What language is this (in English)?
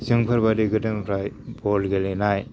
Bodo